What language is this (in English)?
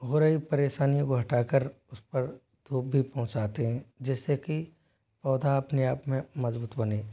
Hindi